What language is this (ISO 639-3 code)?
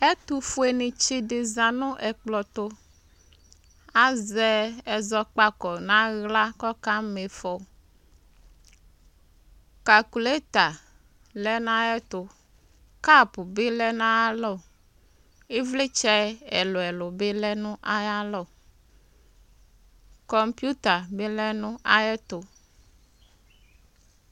kpo